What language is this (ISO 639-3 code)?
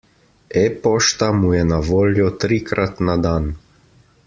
slv